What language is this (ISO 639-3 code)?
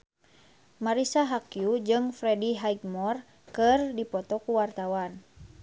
sun